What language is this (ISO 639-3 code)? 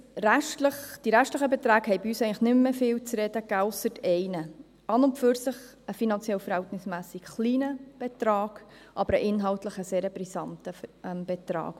gsw